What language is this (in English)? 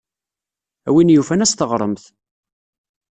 Kabyle